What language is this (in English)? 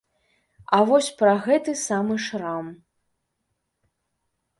Belarusian